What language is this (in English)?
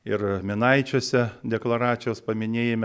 Lithuanian